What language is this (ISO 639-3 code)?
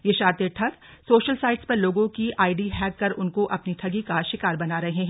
hin